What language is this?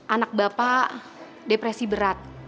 Indonesian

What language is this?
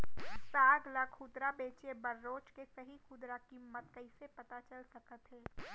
Chhattisgarhi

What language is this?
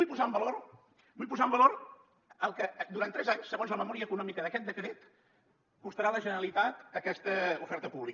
Catalan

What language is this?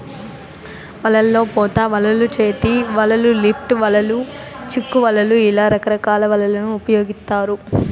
Telugu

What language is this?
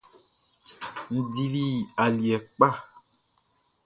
Baoulé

